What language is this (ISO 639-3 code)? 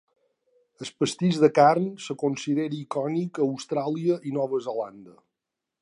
cat